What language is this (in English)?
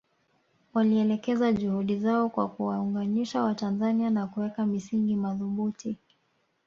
Swahili